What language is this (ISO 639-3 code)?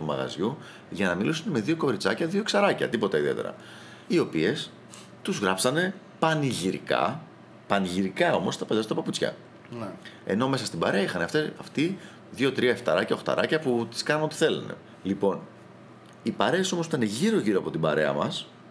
ell